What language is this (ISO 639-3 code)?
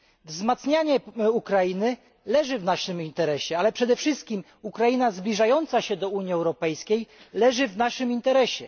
pol